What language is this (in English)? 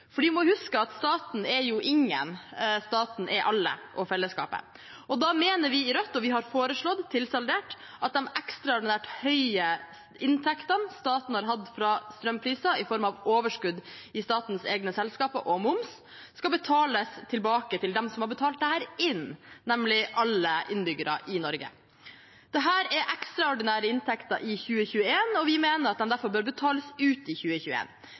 Norwegian Bokmål